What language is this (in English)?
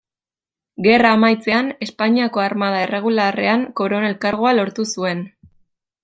Basque